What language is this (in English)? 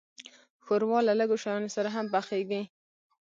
Pashto